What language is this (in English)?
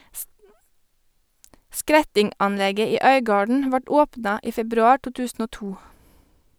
Norwegian